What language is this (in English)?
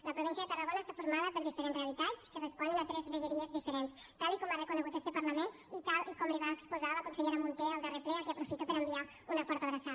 Catalan